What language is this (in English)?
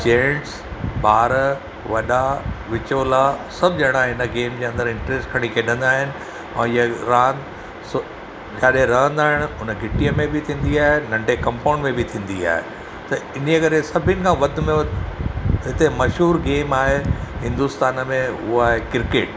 Sindhi